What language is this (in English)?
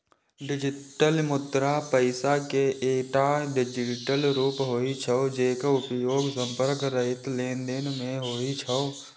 Maithili